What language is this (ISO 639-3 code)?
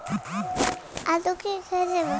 bho